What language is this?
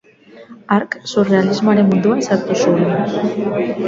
Basque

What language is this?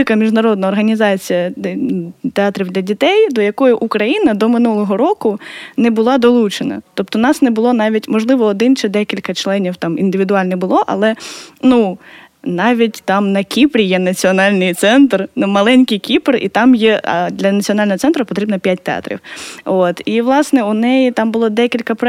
Ukrainian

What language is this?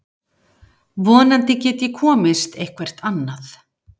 Icelandic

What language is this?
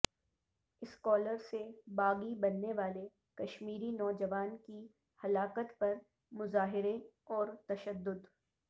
Urdu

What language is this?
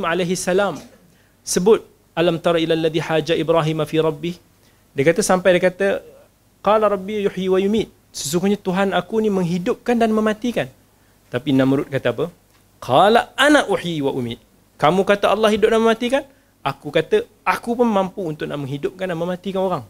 Malay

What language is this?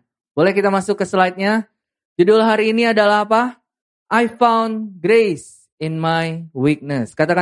Indonesian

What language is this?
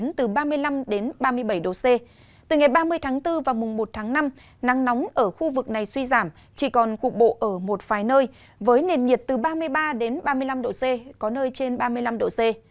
Vietnamese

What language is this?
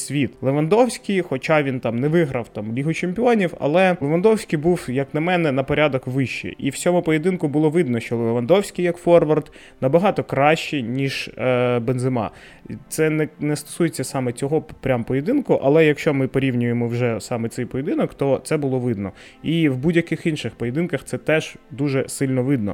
Ukrainian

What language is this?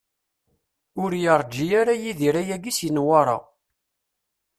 Kabyle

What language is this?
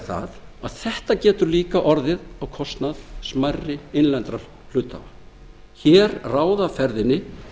Icelandic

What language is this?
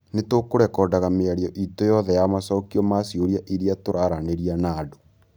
Kikuyu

